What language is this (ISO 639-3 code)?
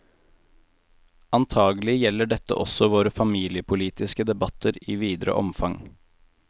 nor